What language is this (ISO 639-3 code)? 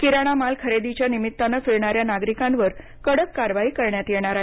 mar